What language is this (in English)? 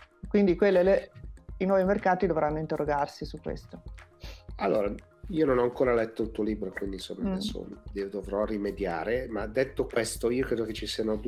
Italian